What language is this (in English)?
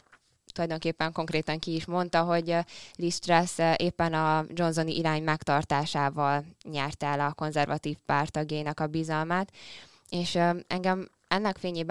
Hungarian